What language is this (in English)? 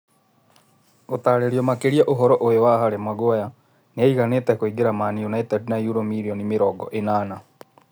Kikuyu